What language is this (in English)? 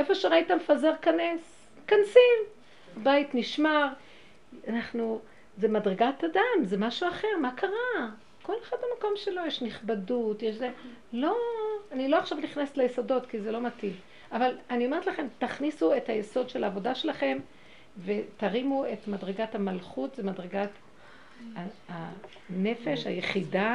Hebrew